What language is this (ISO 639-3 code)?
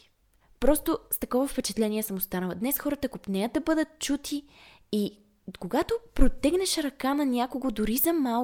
bul